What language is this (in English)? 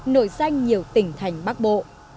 Vietnamese